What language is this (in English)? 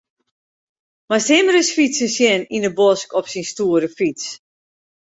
Western Frisian